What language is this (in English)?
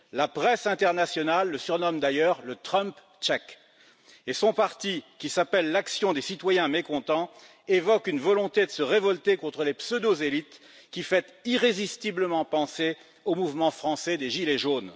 French